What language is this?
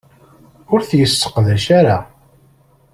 Kabyle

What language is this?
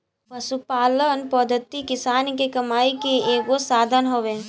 Bhojpuri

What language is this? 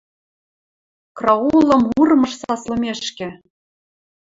Western Mari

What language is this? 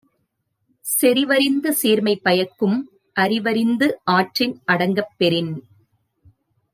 Tamil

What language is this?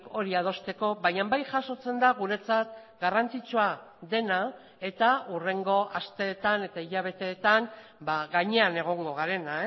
Basque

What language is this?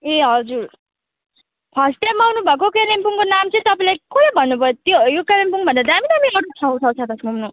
Nepali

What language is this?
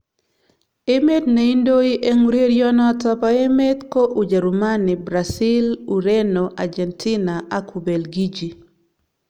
Kalenjin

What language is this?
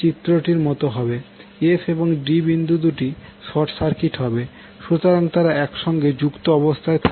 Bangla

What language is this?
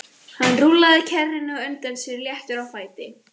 Icelandic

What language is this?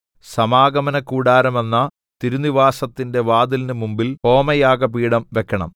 Malayalam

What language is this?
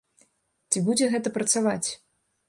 Belarusian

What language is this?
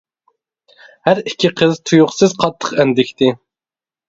Uyghur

